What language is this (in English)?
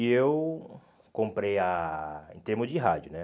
Portuguese